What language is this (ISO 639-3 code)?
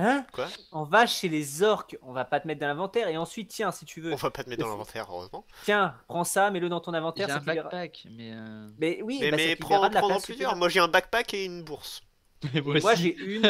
fra